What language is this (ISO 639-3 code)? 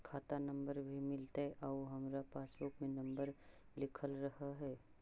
mag